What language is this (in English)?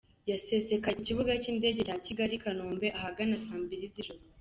Kinyarwanda